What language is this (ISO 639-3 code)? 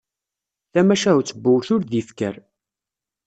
kab